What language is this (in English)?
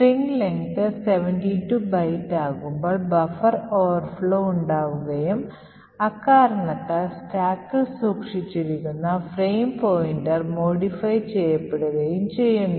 Malayalam